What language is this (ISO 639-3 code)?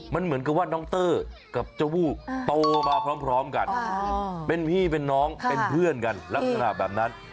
tha